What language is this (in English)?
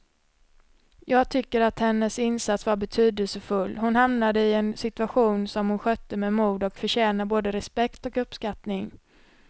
Swedish